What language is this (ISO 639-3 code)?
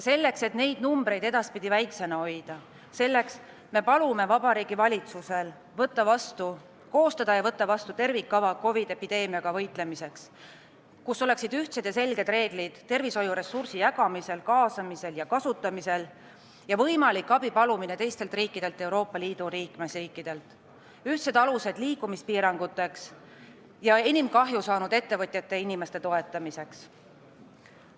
est